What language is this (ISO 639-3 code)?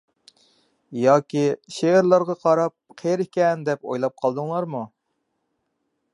uig